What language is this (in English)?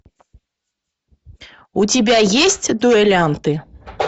Russian